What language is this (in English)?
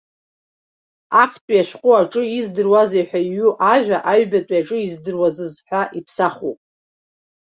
Abkhazian